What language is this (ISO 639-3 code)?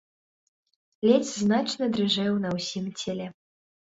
bel